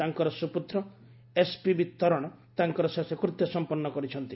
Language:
Odia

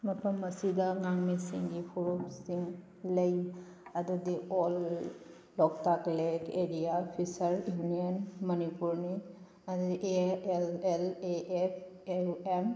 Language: Manipuri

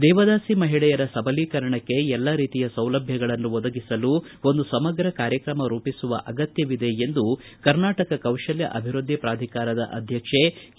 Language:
Kannada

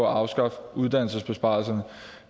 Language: Danish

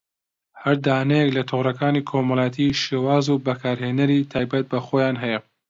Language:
Central Kurdish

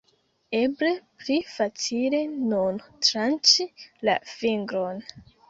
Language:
Esperanto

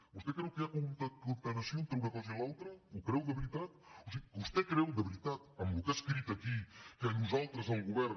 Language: Catalan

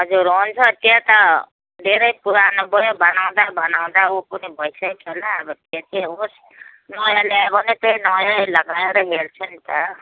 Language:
Nepali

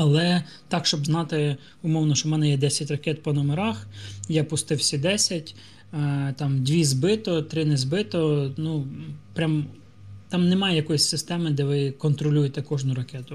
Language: Ukrainian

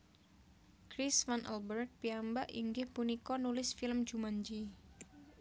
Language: Javanese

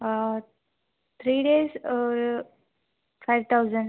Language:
Tamil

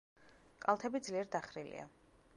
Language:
Georgian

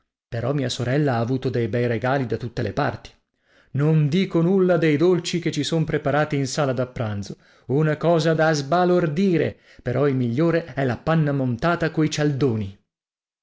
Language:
Italian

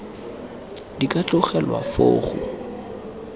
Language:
Tswana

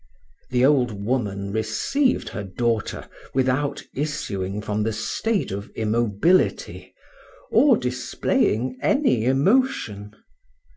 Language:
English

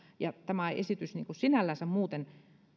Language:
Finnish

